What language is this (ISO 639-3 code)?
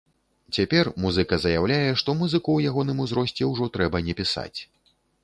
bel